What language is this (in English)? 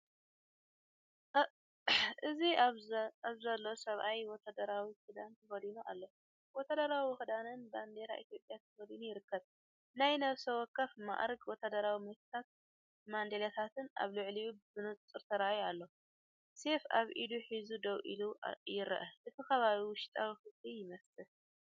Tigrinya